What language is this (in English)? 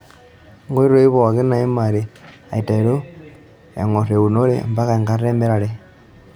Masai